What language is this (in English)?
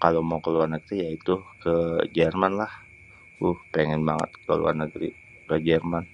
Betawi